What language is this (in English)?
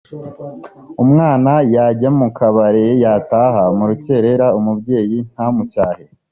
Kinyarwanda